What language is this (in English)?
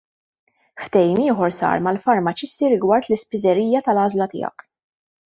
Maltese